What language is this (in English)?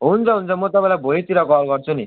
Nepali